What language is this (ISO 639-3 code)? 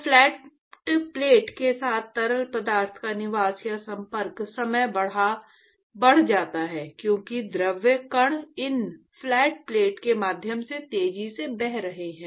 hin